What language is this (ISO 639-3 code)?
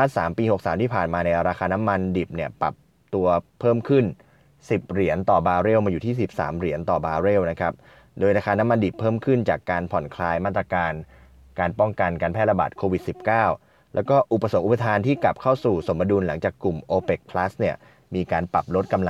tha